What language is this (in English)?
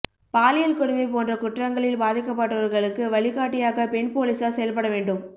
Tamil